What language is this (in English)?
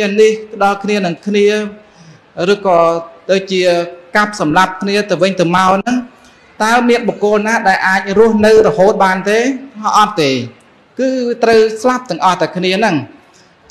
Vietnamese